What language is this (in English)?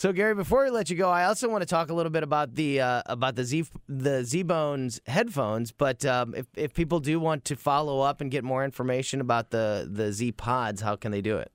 English